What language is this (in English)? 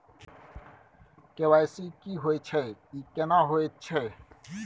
Maithili